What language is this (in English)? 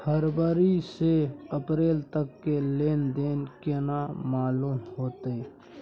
Maithili